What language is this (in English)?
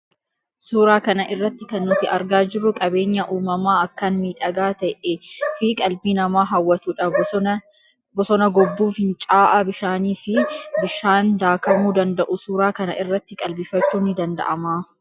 Oromo